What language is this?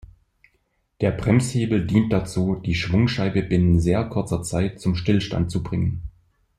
German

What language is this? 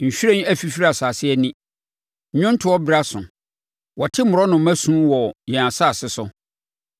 Akan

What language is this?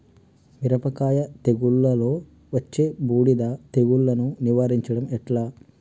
Telugu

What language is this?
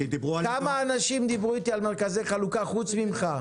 Hebrew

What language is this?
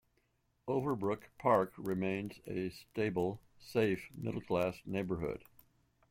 English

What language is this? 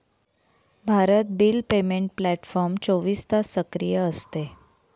Marathi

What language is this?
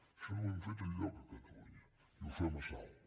Catalan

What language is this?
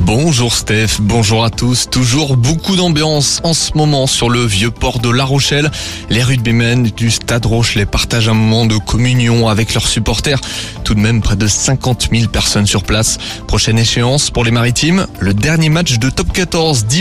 French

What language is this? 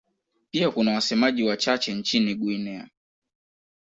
Swahili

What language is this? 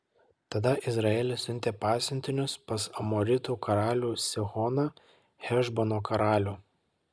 Lithuanian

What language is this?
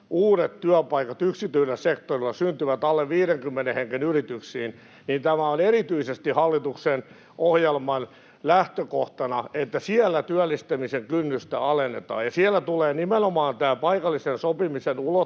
Finnish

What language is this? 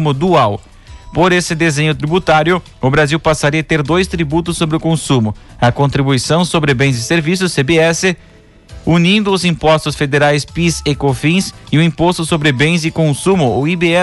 Portuguese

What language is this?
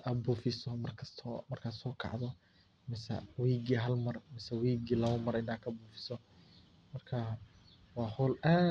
Somali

